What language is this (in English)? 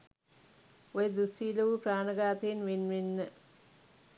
Sinhala